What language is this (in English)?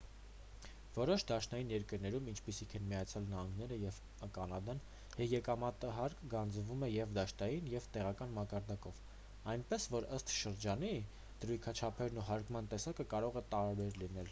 Armenian